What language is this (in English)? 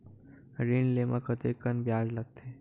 Chhattisgarhi